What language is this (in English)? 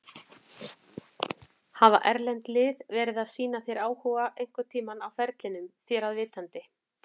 Icelandic